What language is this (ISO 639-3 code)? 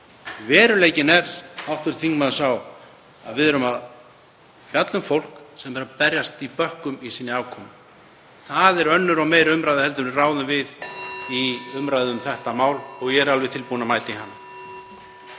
isl